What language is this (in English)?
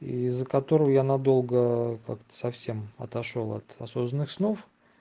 Russian